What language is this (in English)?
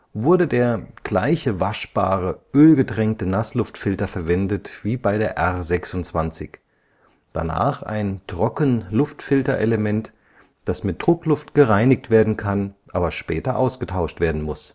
German